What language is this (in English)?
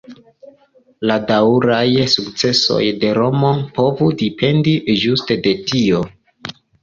Esperanto